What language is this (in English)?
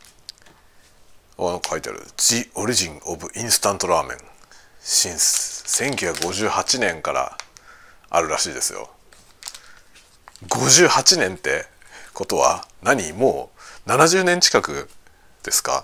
Japanese